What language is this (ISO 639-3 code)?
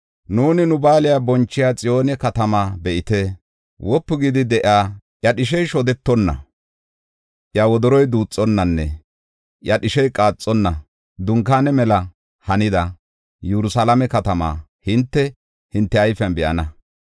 gof